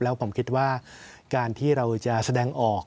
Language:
Thai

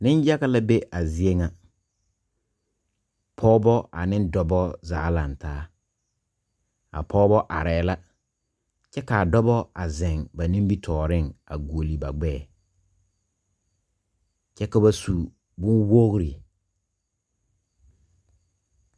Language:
Southern Dagaare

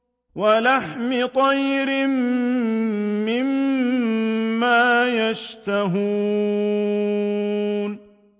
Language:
Arabic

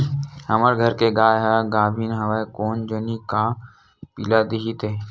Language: Chhattisgarhi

